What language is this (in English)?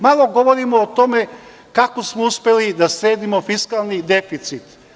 Serbian